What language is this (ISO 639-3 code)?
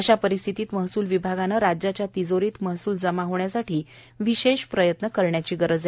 mar